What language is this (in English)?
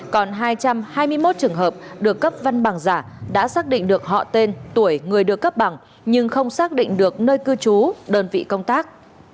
Vietnamese